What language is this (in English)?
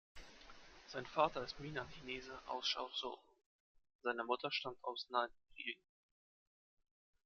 German